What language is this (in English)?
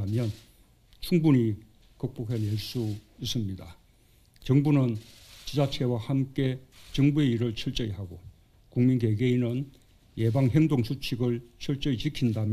Korean